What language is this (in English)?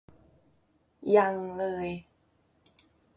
Thai